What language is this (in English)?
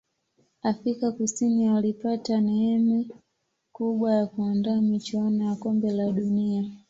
Swahili